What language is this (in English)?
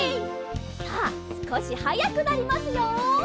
Japanese